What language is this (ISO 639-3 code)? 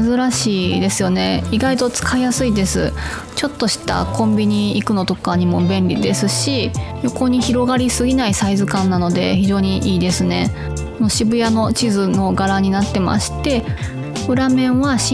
jpn